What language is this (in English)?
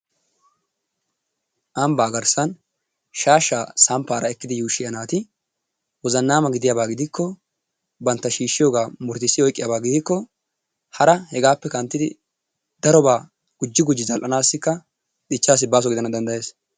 Wolaytta